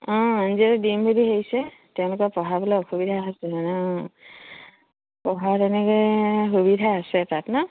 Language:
Assamese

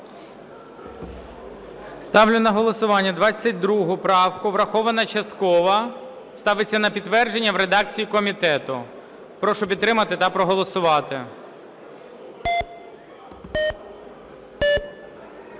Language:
Ukrainian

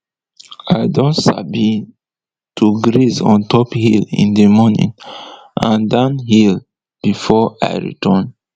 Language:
Nigerian Pidgin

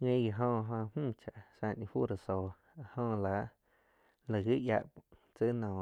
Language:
Quiotepec Chinantec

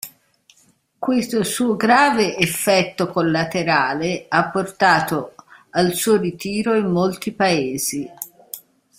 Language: Italian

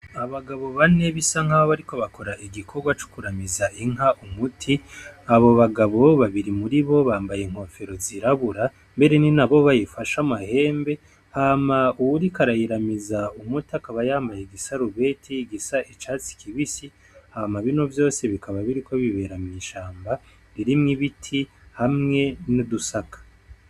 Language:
Rundi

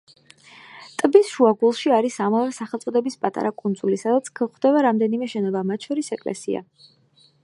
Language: Georgian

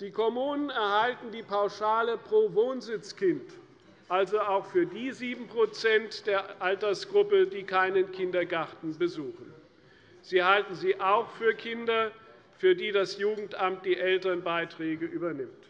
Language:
German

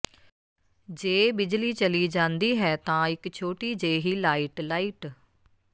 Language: Punjabi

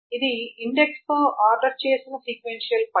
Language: Telugu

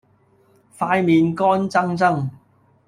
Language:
Cantonese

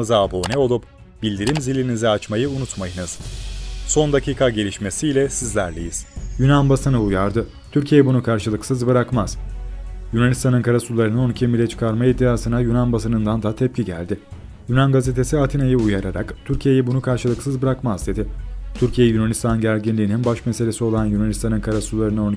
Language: Turkish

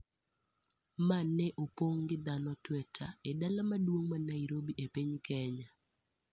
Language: Luo (Kenya and Tanzania)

